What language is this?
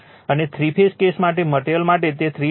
Gujarati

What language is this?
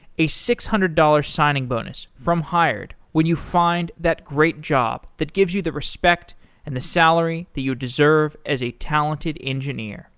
English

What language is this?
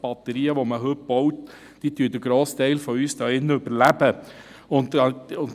Swiss German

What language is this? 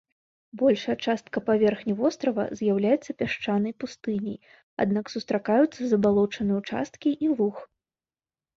Belarusian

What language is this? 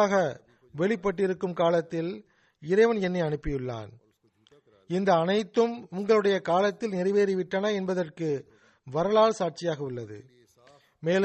Tamil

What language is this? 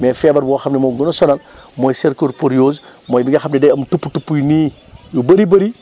Wolof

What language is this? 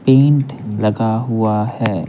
Hindi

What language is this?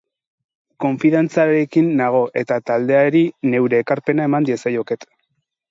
Basque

